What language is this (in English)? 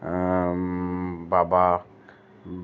Maithili